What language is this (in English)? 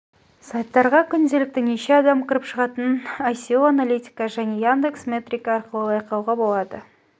Kazakh